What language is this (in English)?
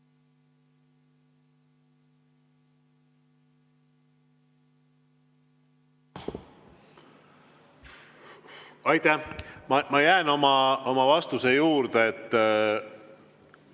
Estonian